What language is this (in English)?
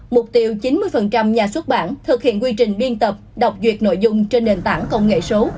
Vietnamese